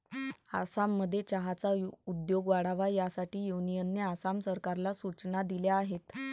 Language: Marathi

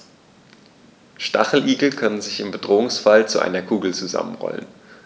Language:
German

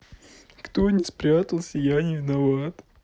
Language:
Russian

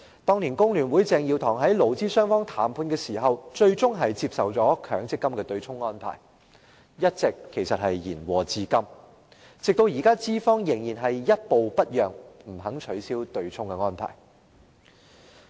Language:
Cantonese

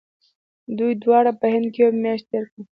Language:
Pashto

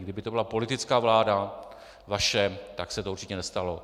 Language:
Czech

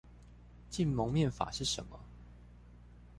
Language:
Chinese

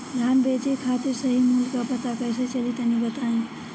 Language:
Bhojpuri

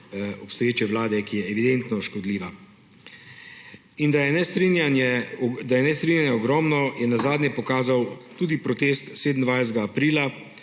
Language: Slovenian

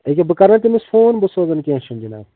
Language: Kashmiri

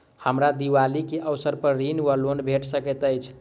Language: Maithili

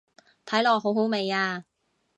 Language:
Cantonese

